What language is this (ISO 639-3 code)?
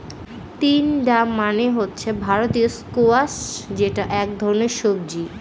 ben